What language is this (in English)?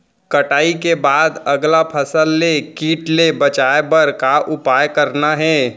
Chhattisgarhi